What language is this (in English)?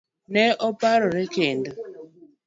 Luo (Kenya and Tanzania)